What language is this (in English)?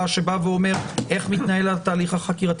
Hebrew